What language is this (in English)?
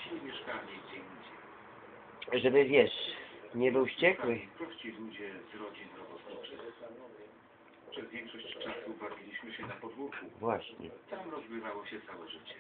Polish